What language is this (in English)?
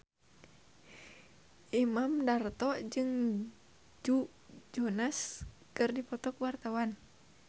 Sundanese